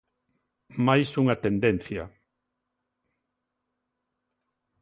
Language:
Galician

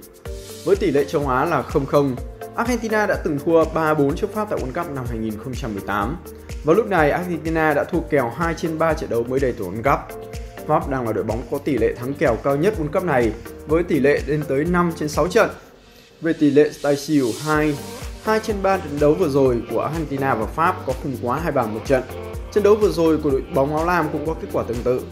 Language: Vietnamese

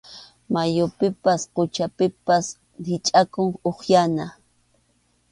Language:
Arequipa-La Unión Quechua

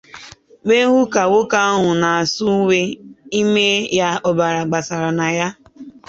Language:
Igbo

